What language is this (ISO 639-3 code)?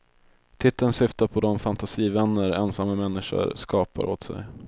swe